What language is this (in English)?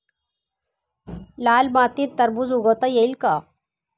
Marathi